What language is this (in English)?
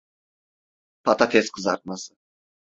Turkish